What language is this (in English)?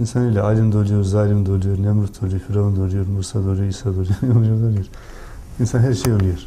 Turkish